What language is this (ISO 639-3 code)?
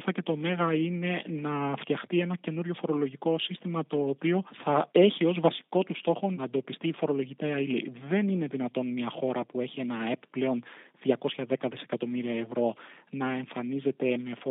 ell